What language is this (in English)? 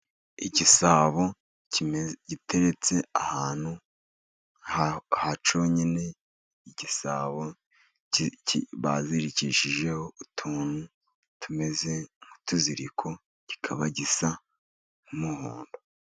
Kinyarwanda